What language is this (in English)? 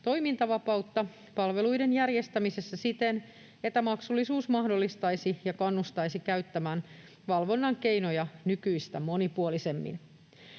Finnish